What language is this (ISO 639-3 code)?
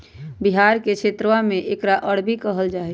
mag